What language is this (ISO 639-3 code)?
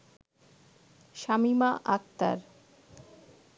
ben